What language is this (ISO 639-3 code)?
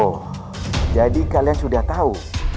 ind